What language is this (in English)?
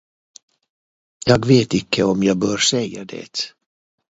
Swedish